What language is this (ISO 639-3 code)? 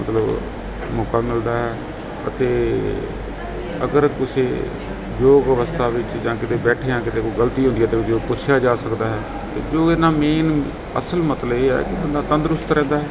pan